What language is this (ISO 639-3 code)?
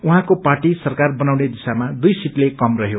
nep